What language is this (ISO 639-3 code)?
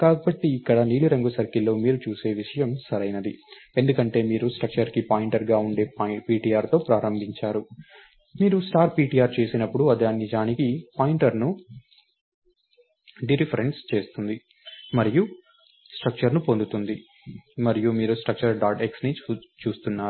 tel